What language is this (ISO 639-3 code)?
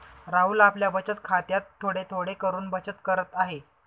mar